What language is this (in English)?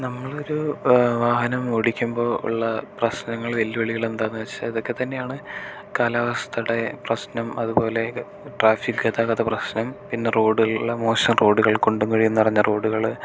Malayalam